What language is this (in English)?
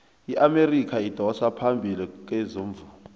South Ndebele